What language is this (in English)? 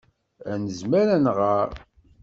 Kabyle